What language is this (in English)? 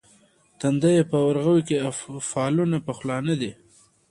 Pashto